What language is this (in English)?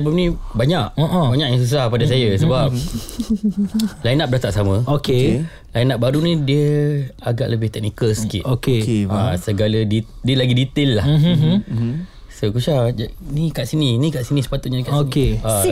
Malay